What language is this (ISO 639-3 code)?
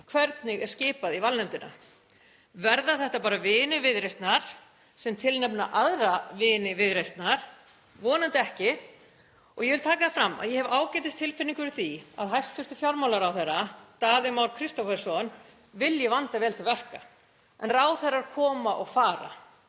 isl